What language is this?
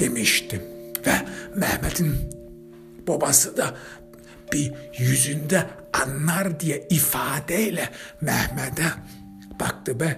Turkish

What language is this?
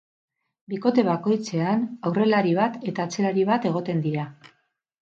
Basque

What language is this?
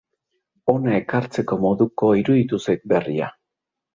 Basque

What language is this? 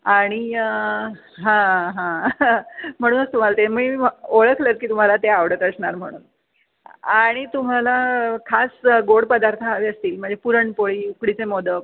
Marathi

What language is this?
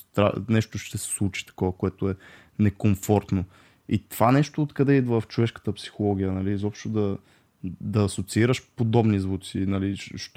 Bulgarian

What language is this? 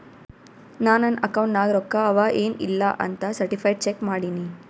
Kannada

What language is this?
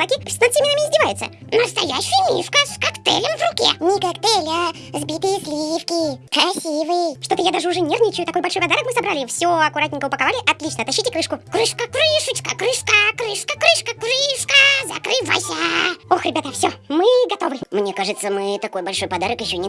Russian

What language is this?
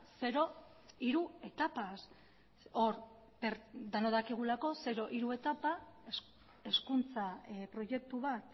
Basque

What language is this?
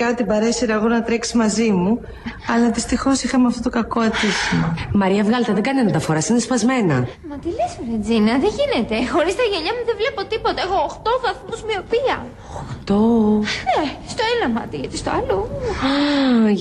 Greek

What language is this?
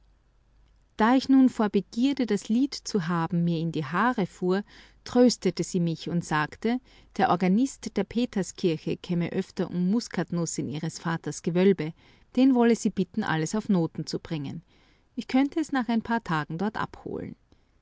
German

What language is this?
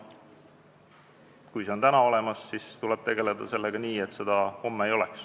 Estonian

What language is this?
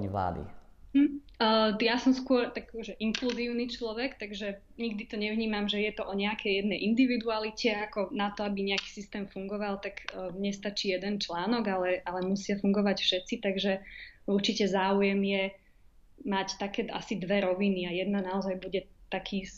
Slovak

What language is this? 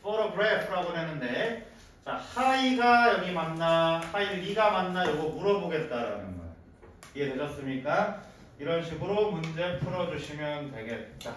Korean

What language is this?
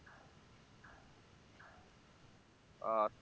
Bangla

